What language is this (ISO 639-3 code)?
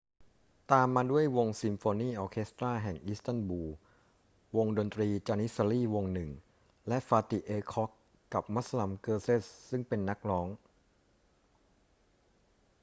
tha